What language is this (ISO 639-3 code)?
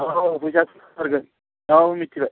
brx